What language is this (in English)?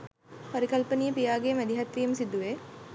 Sinhala